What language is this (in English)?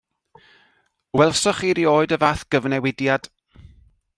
Welsh